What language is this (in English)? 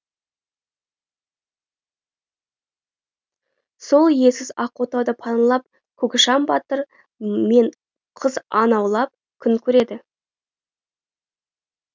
Kazakh